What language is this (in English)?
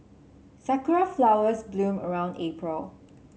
English